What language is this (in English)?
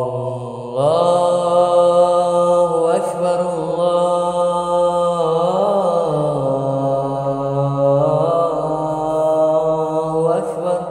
Arabic